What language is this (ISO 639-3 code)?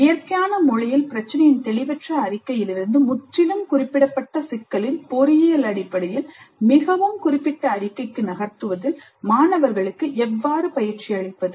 tam